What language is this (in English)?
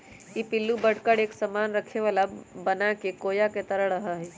Magahi